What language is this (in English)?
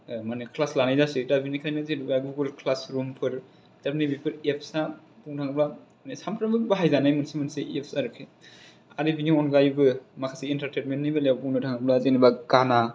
Bodo